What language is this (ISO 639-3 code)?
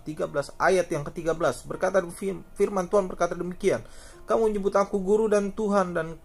ind